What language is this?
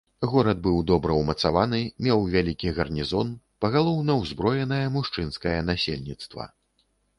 Belarusian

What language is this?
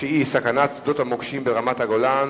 Hebrew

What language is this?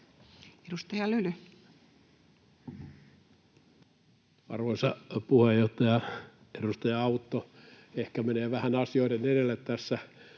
Finnish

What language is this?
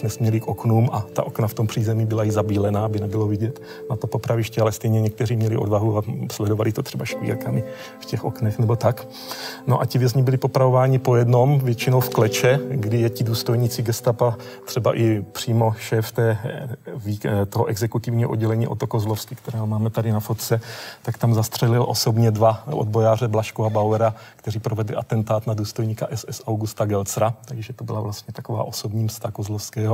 Czech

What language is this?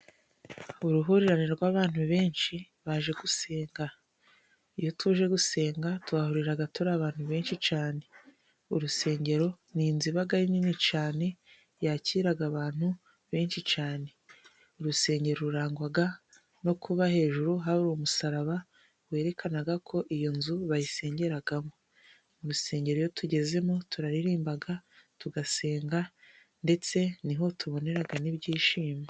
Kinyarwanda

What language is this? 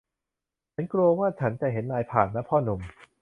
Thai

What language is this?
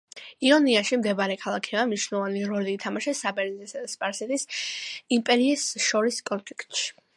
Georgian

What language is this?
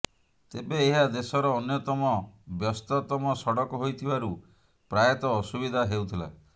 Odia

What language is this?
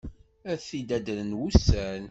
Kabyle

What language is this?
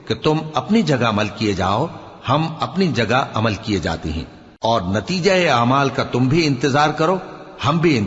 Urdu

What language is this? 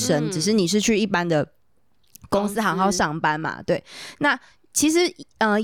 Chinese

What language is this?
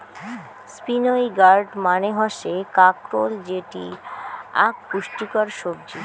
Bangla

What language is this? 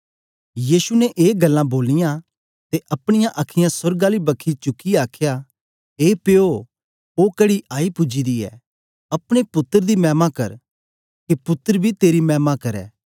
Dogri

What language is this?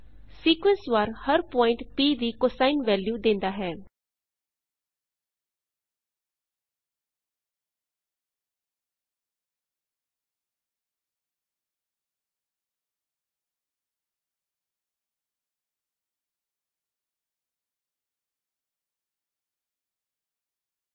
Punjabi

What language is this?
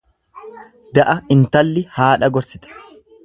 Oromo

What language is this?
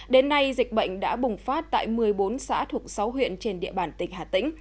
Vietnamese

